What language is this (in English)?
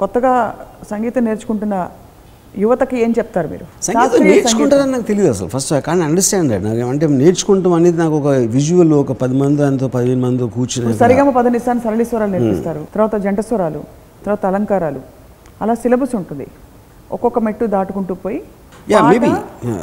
Telugu